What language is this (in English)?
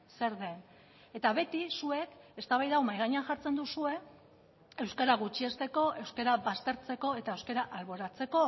Basque